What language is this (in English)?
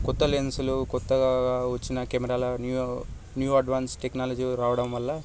Telugu